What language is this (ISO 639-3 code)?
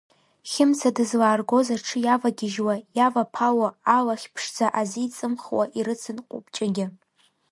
abk